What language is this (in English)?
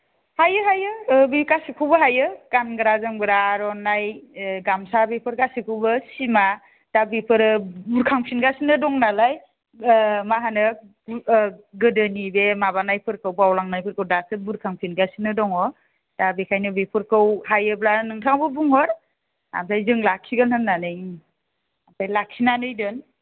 Bodo